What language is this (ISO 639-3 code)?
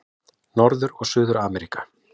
isl